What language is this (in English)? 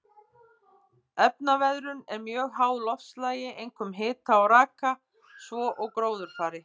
Icelandic